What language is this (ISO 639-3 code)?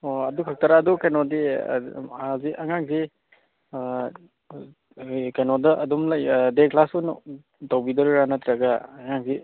mni